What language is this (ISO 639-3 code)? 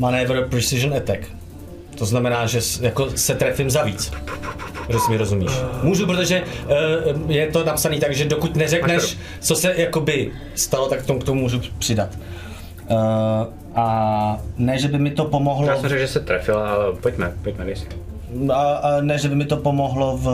ces